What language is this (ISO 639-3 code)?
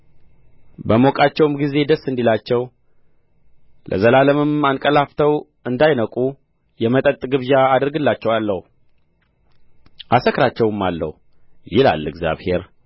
amh